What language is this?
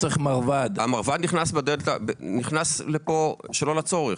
Hebrew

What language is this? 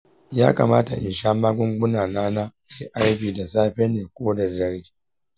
Hausa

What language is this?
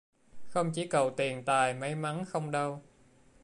Vietnamese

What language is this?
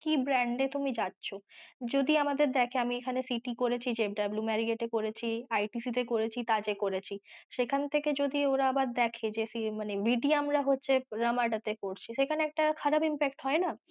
Bangla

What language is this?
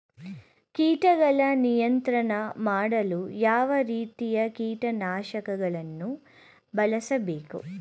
Kannada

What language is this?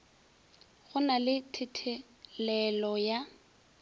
Northern Sotho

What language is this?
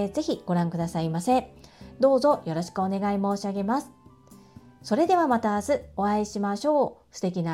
Japanese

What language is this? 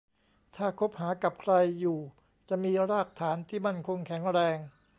Thai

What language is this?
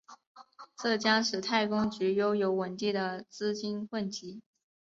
Chinese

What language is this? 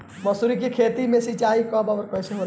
Bhojpuri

